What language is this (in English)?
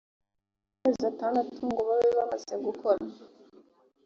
Kinyarwanda